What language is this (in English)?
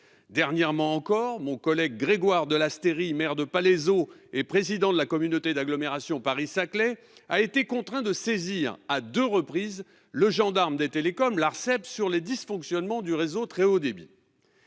French